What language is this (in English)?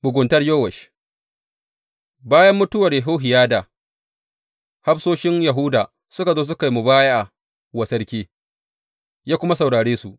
Hausa